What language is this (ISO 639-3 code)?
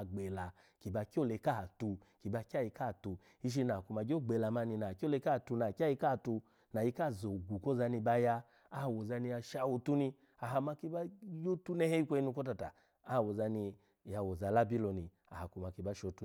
ala